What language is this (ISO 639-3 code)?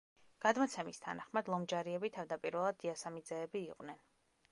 kat